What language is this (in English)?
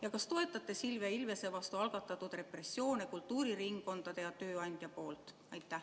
Estonian